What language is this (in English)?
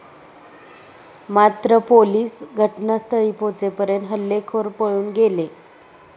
Marathi